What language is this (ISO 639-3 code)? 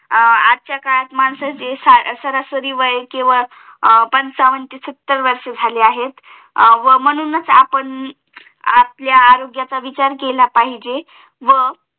mar